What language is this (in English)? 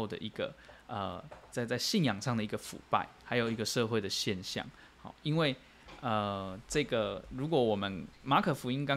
Chinese